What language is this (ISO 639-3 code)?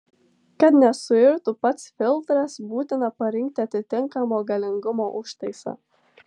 lit